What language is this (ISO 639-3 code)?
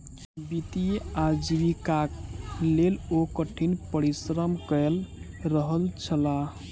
mai